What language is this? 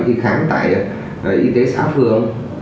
Vietnamese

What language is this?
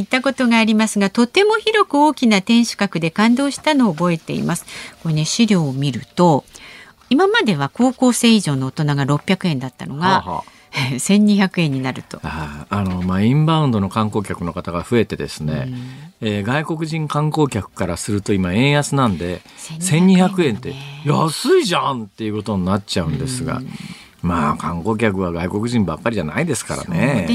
Japanese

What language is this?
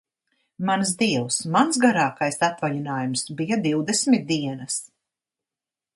Latvian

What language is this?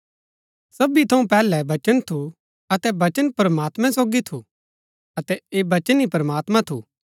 Gaddi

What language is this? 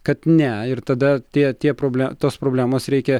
Lithuanian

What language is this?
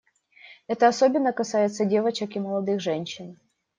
Russian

